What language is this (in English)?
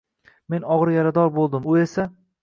Uzbek